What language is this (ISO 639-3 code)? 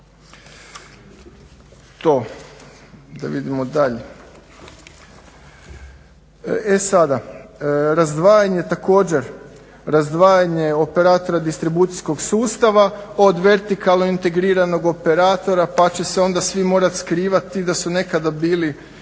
hrv